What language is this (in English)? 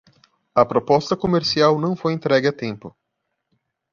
Portuguese